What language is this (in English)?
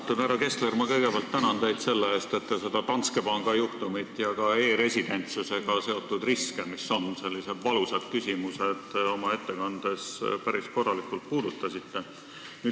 Estonian